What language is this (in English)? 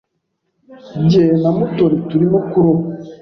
Kinyarwanda